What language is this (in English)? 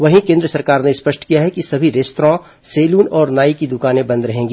Hindi